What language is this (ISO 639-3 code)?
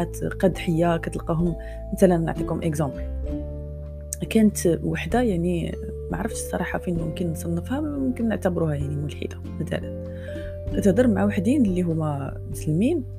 ara